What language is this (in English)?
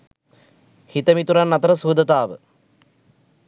Sinhala